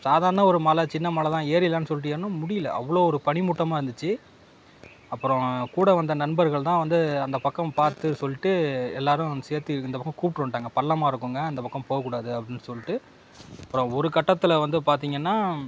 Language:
Tamil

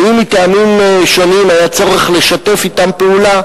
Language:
Hebrew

